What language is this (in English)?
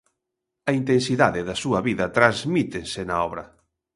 Galician